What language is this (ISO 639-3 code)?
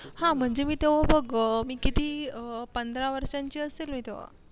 mar